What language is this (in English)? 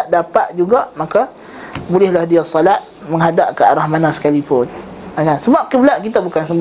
Malay